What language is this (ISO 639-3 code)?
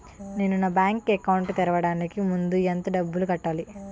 tel